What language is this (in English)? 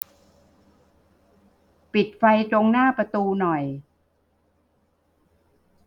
Thai